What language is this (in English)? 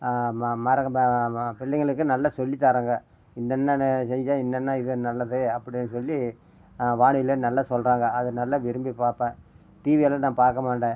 Tamil